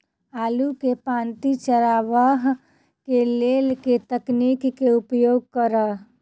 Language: Maithili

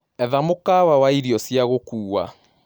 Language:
Kikuyu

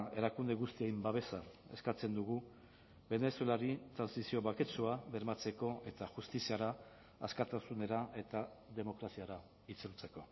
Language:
Basque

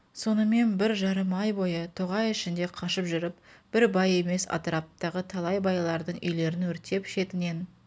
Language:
Kazakh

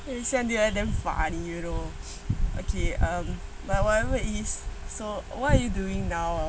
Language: English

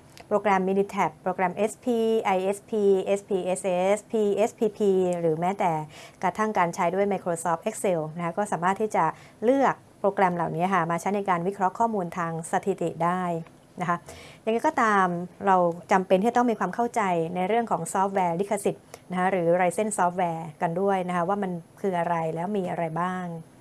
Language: Thai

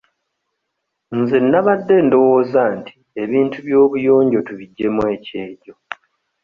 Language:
Ganda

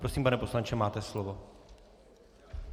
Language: Czech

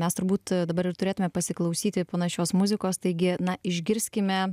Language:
Lithuanian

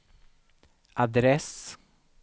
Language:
Swedish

